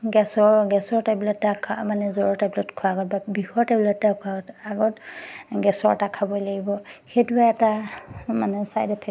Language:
Assamese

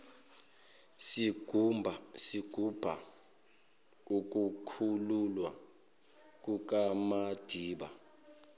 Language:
Zulu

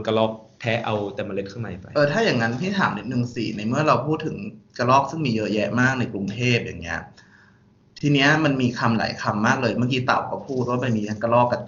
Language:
Thai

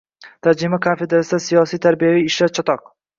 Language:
Uzbek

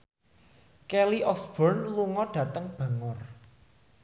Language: Javanese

